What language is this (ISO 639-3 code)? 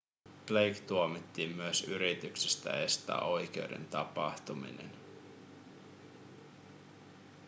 fin